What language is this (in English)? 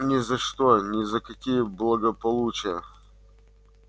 Russian